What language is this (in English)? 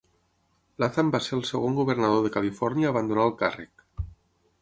Catalan